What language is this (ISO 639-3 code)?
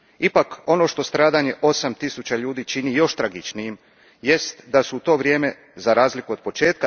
hrv